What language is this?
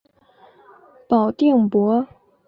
Chinese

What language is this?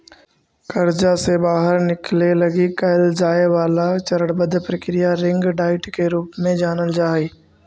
Magahi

